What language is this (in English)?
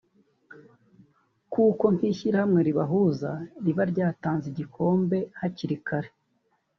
Kinyarwanda